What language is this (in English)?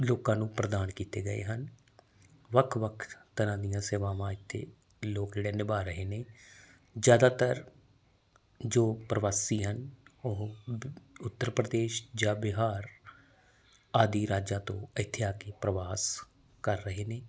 Punjabi